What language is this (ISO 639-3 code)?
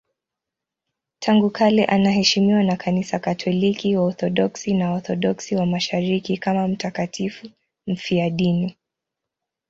swa